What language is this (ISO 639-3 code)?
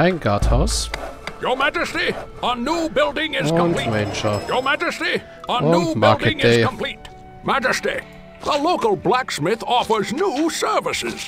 deu